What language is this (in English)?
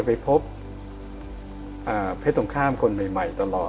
Thai